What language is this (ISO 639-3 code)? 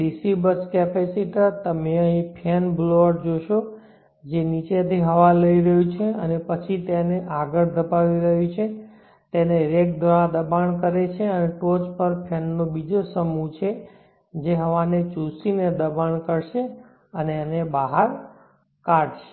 guj